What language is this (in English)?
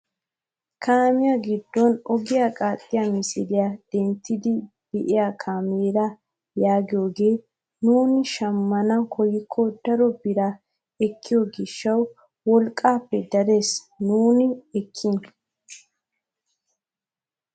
Wolaytta